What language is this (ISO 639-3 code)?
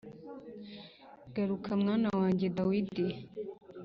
kin